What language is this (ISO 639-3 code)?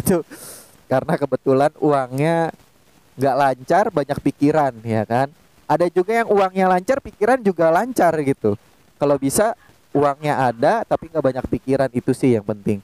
ind